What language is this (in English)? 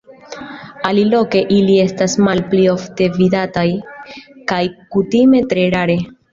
Esperanto